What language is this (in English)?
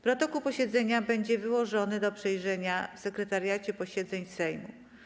Polish